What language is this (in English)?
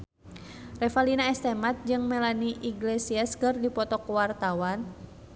Sundanese